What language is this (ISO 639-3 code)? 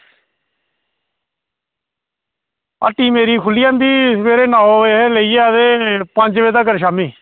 doi